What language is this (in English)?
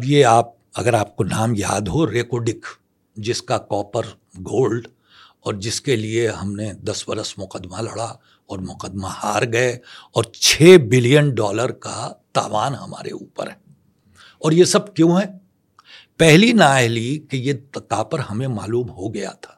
Urdu